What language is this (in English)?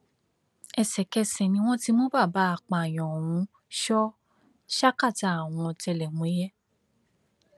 Yoruba